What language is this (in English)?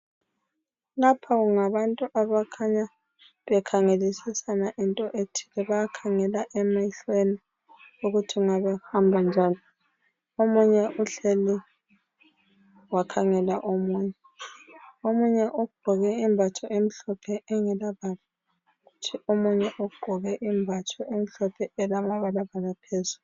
North Ndebele